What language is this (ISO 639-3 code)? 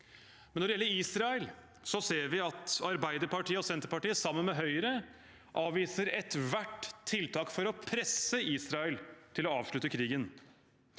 nor